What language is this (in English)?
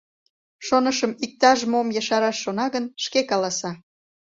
Mari